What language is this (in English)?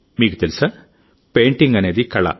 Telugu